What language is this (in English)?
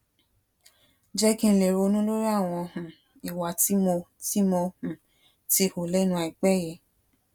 Yoruba